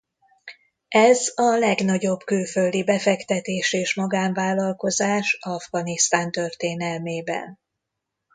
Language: Hungarian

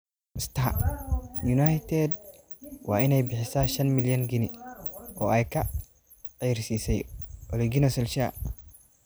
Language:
Somali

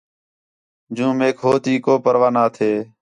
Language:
Khetrani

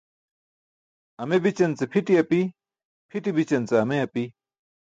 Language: Burushaski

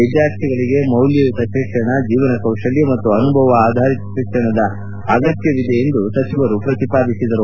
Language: Kannada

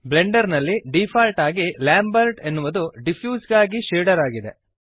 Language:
Kannada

